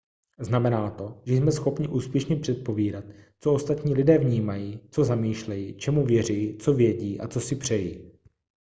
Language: Czech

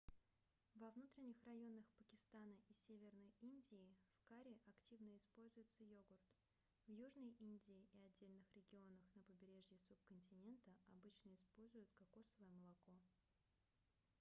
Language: Russian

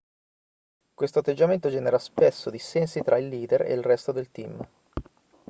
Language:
Italian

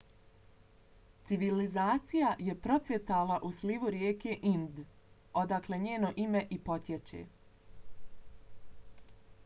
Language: Bosnian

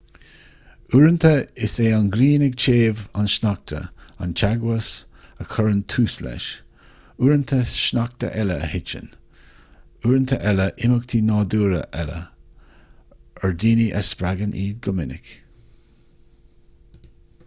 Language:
Irish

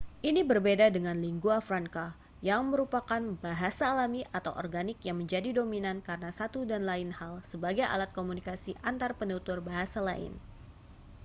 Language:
Indonesian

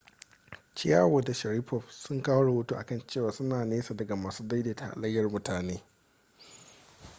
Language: Hausa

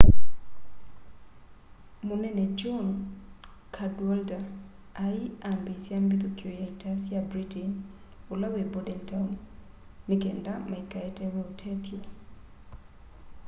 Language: Kamba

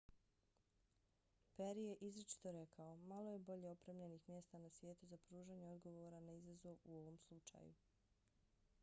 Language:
Bosnian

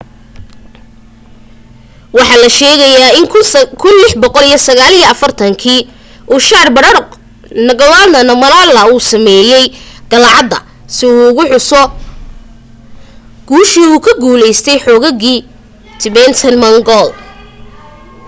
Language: Somali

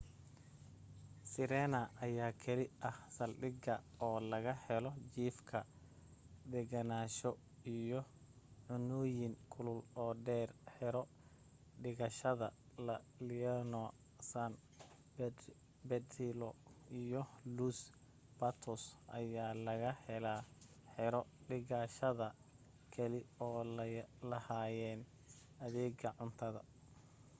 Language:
Somali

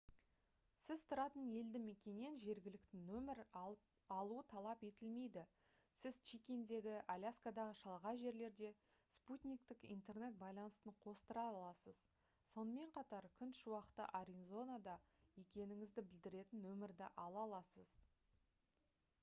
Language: Kazakh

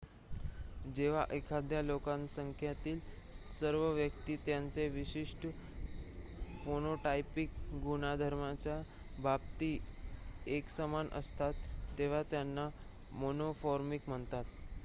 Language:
Marathi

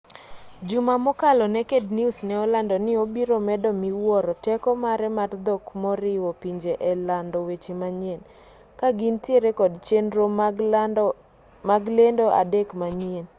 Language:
Luo (Kenya and Tanzania)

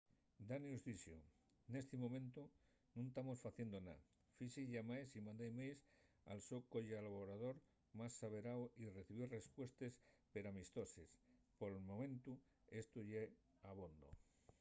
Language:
Asturian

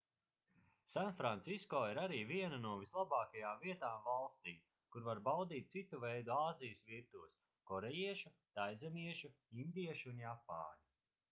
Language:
Latvian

